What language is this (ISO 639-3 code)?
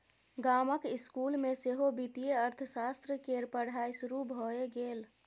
mai